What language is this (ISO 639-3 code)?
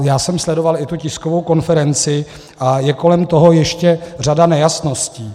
ces